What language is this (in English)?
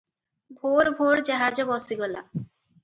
Odia